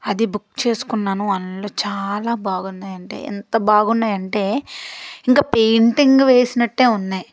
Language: Telugu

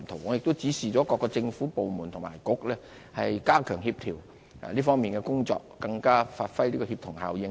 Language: Cantonese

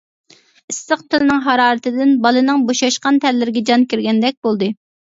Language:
Uyghur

